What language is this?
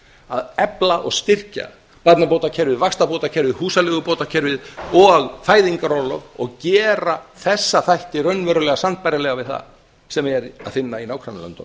Icelandic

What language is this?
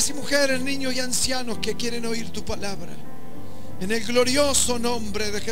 Spanish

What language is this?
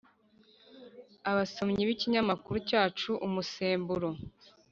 Kinyarwanda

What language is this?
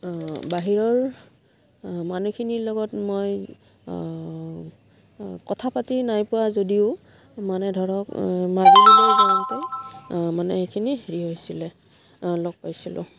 Assamese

